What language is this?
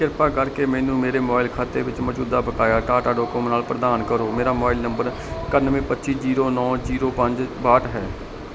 Punjabi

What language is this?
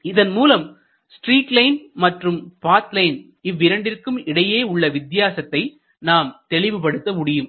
Tamil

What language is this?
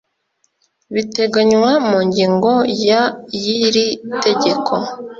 Kinyarwanda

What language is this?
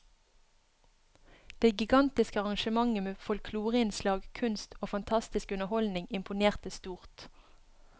Norwegian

